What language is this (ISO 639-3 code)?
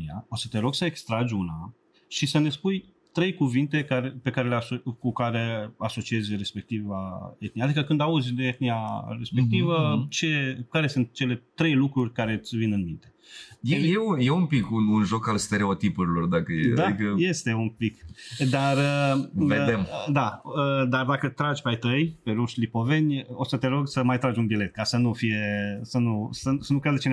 ron